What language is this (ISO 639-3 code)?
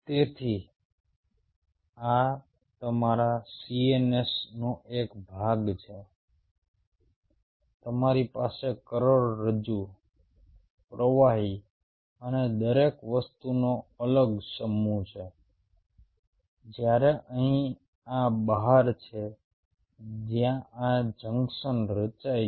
guj